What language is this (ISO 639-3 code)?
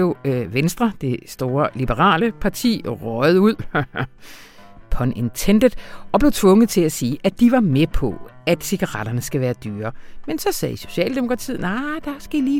dan